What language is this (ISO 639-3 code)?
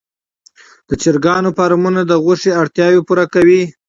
pus